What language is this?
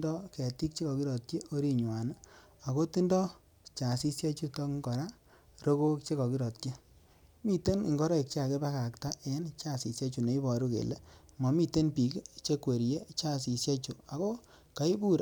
Kalenjin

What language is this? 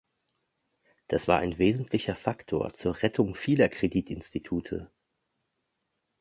German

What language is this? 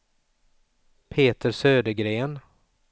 Swedish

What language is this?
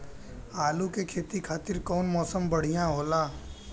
Bhojpuri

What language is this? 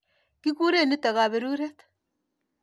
Kalenjin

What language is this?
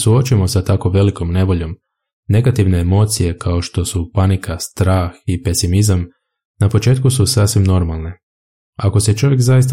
Croatian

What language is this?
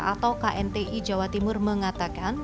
Indonesian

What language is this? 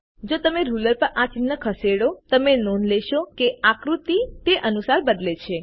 Gujarati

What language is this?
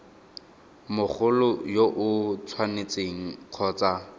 Tswana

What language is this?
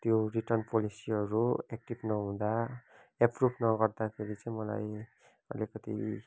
Nepali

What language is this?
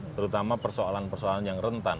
Indonesian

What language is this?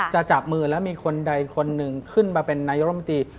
Thai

